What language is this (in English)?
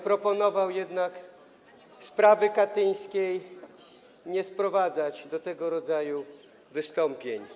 Polish